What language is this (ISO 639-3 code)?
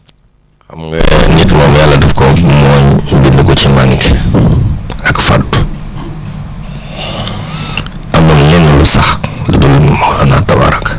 wol